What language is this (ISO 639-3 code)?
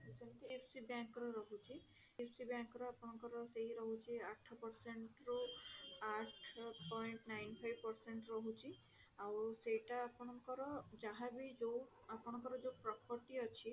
ori